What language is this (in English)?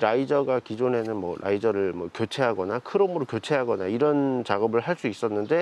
Korean